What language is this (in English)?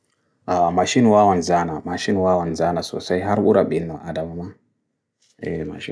Bagirmi Fulfulde